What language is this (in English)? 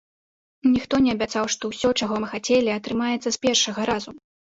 Belarusian